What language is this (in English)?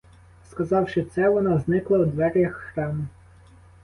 Ukrainian